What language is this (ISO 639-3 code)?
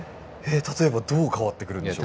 jpn